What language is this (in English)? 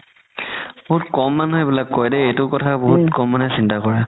Assamese